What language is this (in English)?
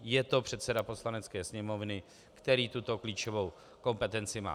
Czech